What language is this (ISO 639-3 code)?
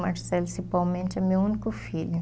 por